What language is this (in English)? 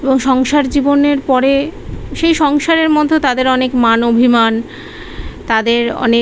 Bangla